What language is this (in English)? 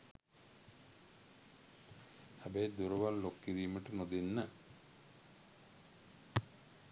Sinhala